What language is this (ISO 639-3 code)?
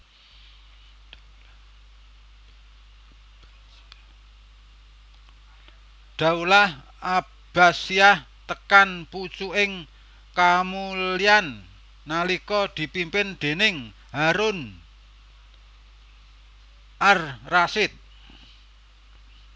jav